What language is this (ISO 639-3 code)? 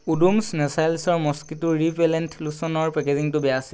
asm